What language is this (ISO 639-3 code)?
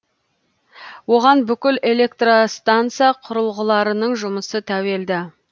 kaz